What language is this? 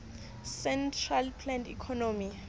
Southern Sotho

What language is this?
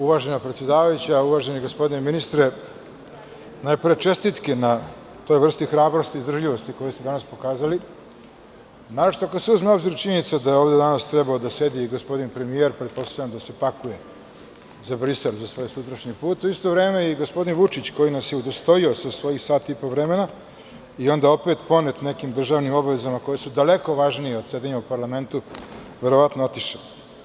Serbian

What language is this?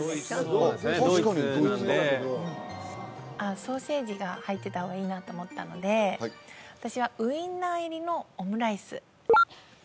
Japanese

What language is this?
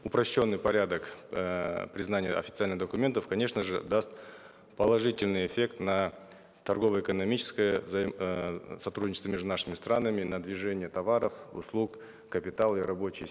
Kazakh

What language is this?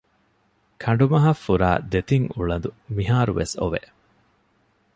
Divehi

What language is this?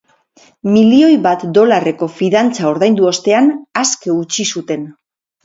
Basque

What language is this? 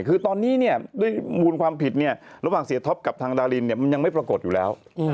Thai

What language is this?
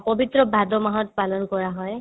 Assamese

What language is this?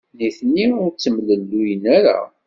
Kabyle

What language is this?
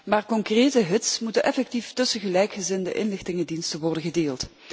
Dutch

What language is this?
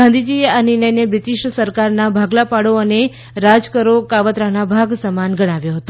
Gujarati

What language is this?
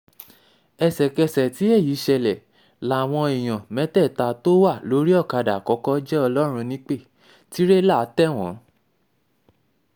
Yoruba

